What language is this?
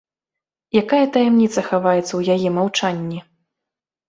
Belarusian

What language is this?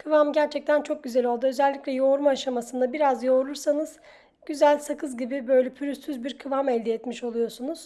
Turkish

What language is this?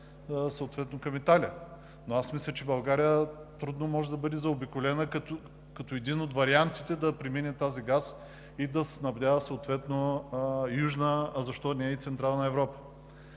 Bulgarian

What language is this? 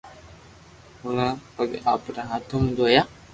Loarki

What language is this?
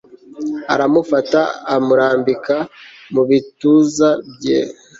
Kinyarwanda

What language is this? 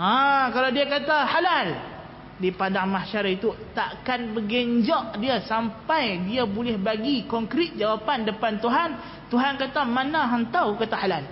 Malay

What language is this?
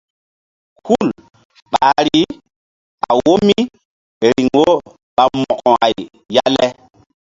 Mbum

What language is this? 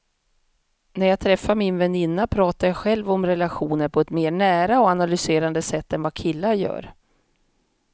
Swedish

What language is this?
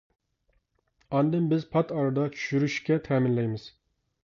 Uyghur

